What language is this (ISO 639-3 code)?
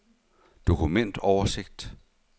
dan